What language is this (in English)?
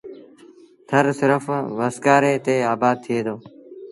Sindhi Bhil